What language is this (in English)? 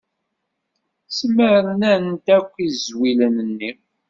Kabyle